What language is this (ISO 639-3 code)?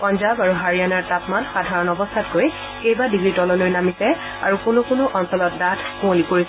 asm